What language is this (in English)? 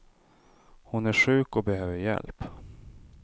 Swedish